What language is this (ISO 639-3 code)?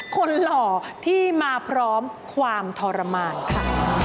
tha